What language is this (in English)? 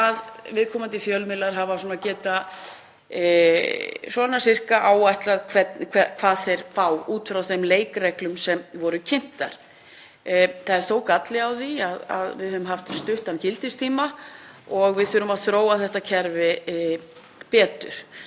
Icelandic